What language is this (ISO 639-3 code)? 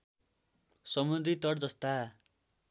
nep